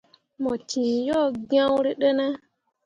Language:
Mundang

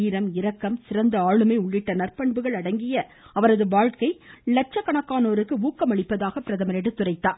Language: Tamil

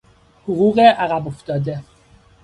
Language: Persian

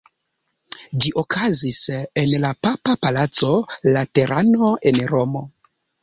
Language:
Esperanto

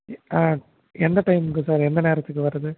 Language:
Tamil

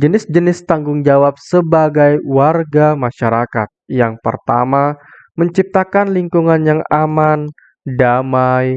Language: Indonesian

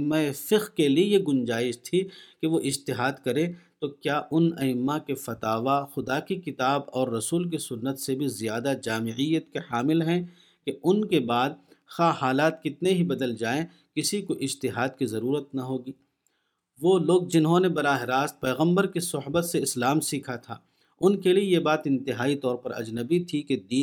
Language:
Urdu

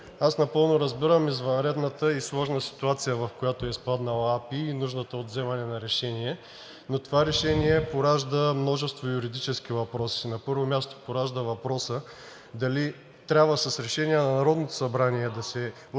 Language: Bulgarian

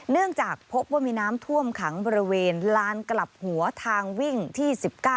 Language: Thai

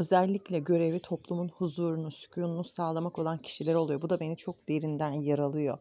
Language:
Turkish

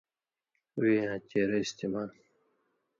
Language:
Indus Kohistani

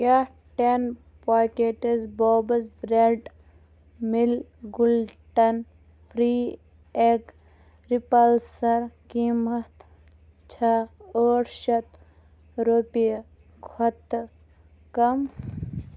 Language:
Kashmiri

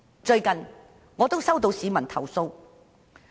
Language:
Cantonese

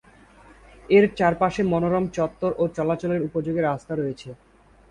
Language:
Bangla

